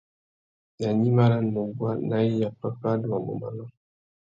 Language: Tuki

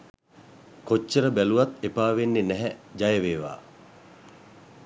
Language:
Sinhala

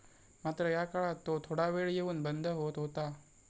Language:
Marathi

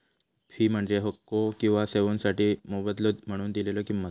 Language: Marathi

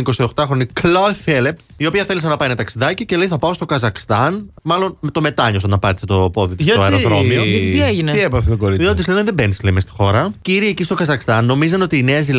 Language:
Greek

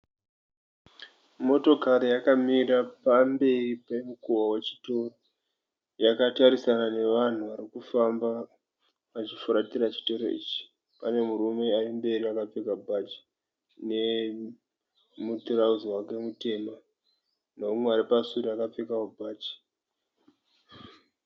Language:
Shona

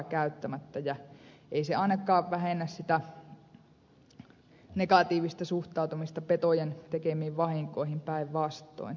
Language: Finnish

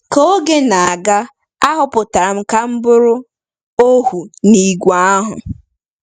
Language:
Igbo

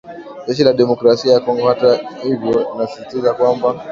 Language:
Swahili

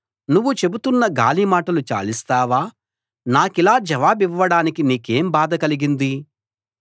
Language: Telugu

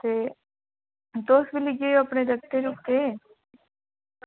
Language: Dogri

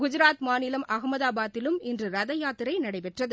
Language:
Tamil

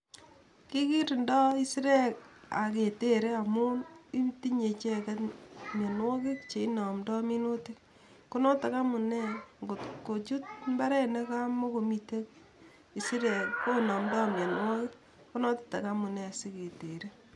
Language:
Kalenjin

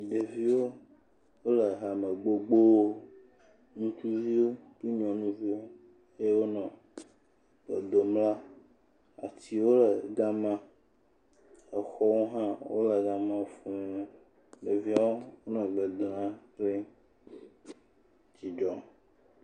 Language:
Ewe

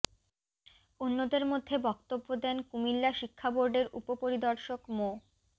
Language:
Bangla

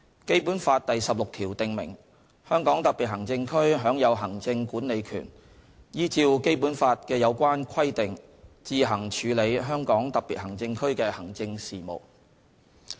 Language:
Cantonese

